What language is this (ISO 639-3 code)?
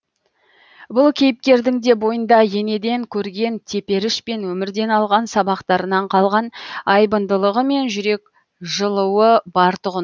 kaz